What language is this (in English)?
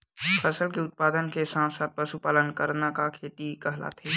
Chhattisgarhi